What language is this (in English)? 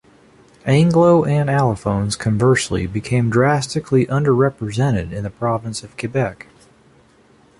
English